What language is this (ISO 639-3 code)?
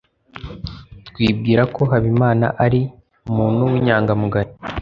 kin